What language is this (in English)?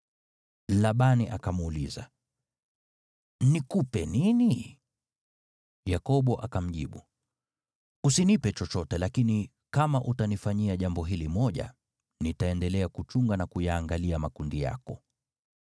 Swahili